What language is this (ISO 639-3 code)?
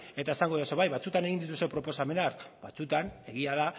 eus